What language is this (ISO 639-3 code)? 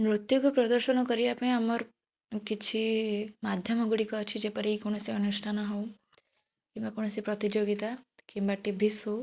ori